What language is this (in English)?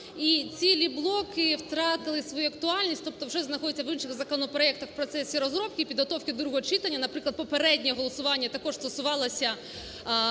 Ukrainian